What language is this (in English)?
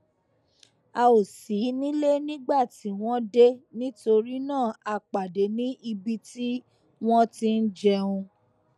Yoruba